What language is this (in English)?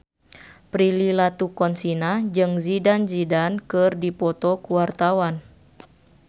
Sundanese